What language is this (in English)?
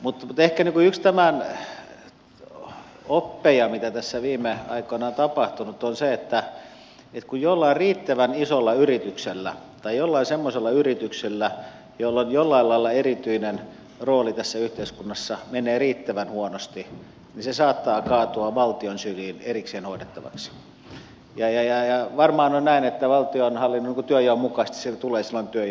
Finnish